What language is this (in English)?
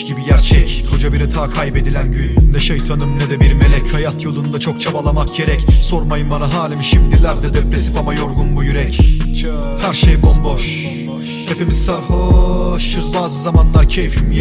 Turkish